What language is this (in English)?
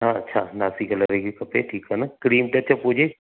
Sindhi